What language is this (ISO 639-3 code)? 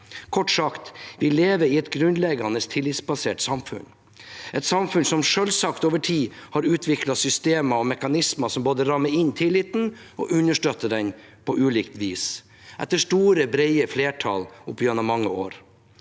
nor